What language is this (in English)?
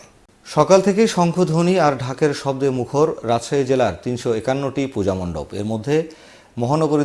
Korean